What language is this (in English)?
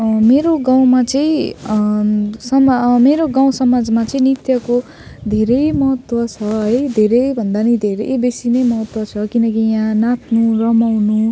Nepali